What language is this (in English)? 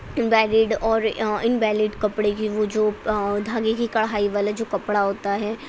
Urdu